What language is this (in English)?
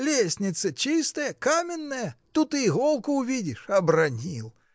Russian